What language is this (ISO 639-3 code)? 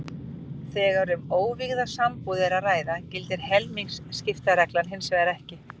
isl